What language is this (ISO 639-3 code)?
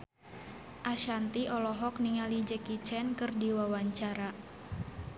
sun